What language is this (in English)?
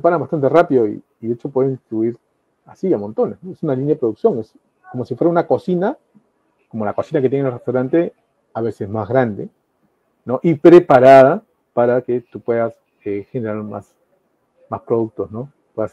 Spanish